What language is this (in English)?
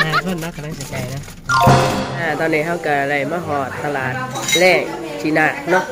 Thai